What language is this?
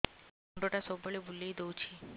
Odia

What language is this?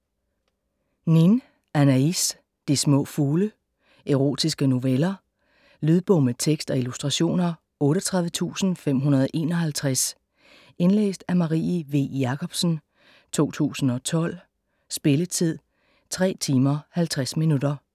Danish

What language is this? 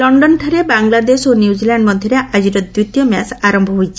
Odia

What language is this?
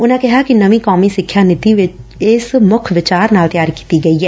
Punjabi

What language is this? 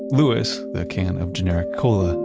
English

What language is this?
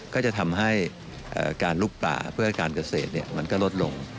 Thai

